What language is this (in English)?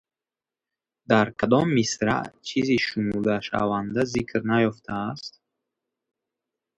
Tajik